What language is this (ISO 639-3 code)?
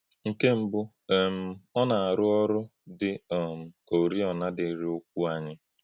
ibo